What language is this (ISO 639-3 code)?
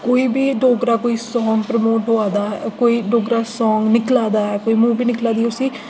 doi